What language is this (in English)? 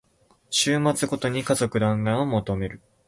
Japanese